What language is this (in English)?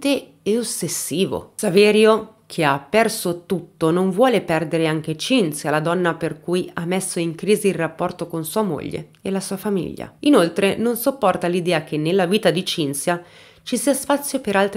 Italian